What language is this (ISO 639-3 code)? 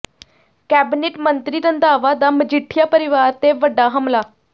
pan